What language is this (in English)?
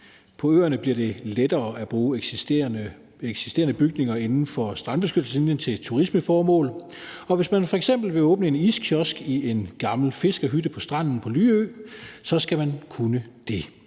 Danish